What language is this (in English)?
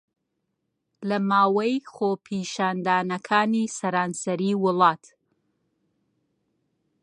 Central Kurdish